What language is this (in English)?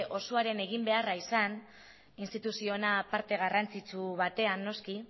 Basque